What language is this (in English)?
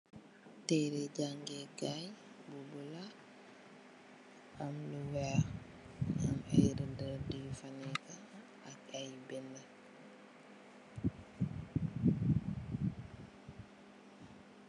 Wolof